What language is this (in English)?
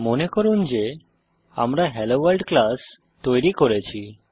Bangla